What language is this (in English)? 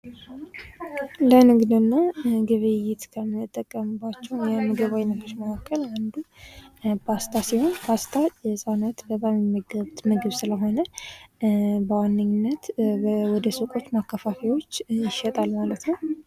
Amharic